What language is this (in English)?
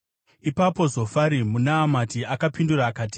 Shona